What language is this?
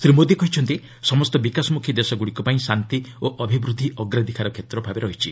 Odia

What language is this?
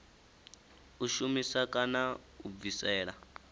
Venda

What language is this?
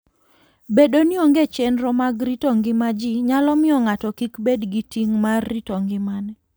Luo (Kenya and Tanzania)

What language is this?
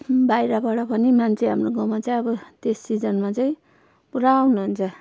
Nepali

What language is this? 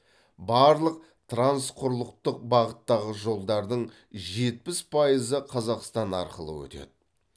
Kazakh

